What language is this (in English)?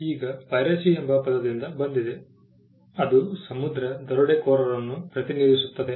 Kannada